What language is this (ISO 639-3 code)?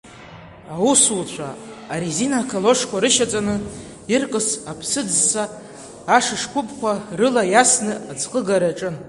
abk